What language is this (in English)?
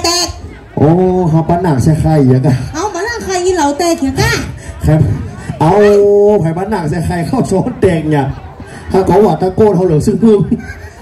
Thai